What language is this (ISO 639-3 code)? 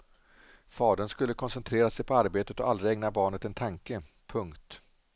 swe